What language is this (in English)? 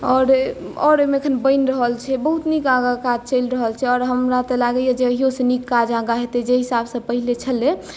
Maithili